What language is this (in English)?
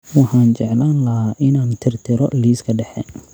Somali